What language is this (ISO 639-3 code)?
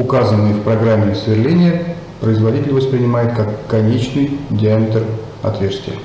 rus